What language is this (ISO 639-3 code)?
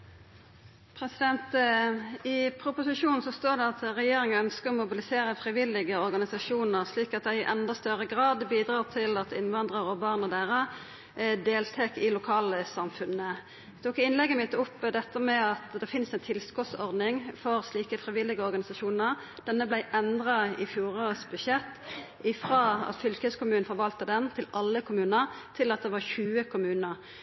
nor